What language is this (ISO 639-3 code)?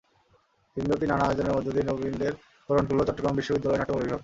ben